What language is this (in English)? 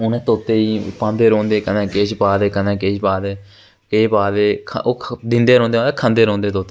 Dogri